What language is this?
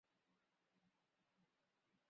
Chinese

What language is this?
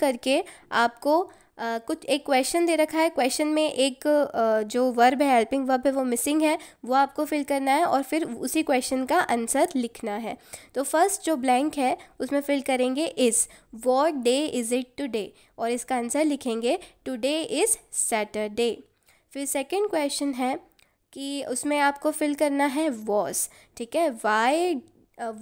Hindi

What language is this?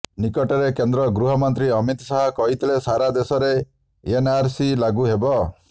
Odia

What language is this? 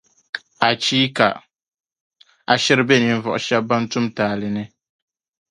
Dagbani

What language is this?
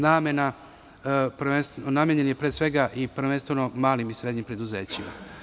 Serbian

